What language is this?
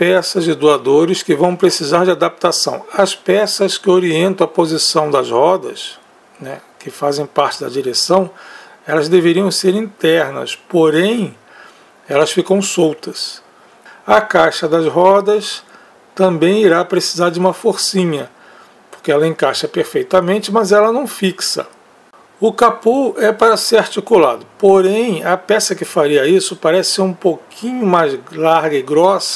Portuguese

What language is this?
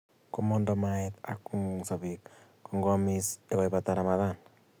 Kalenjin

